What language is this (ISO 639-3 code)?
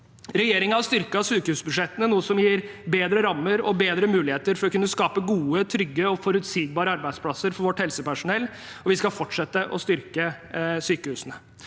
nor